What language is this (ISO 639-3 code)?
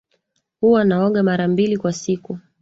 swa